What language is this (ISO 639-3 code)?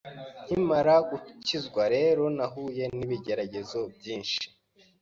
kin